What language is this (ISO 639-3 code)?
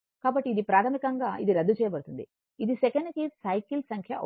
tel